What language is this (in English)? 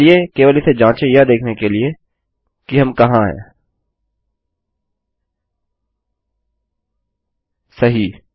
Hindi